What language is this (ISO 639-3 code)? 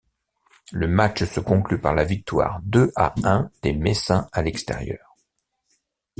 fra